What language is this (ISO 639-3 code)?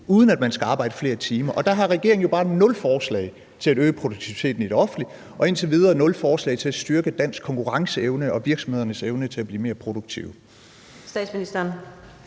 dan